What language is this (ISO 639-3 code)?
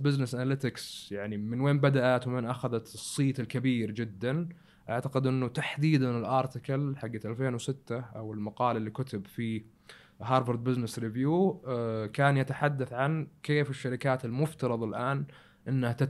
ara